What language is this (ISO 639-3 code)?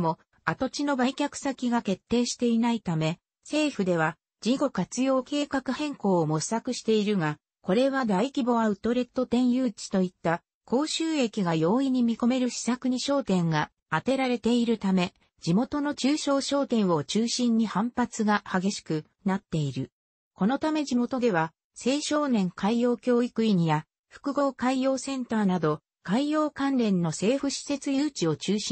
jpn